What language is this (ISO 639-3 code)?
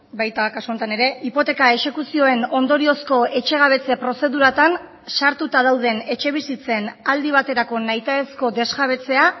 eus